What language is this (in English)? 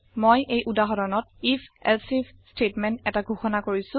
Assamese